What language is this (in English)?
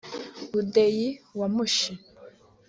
Kinyarwanda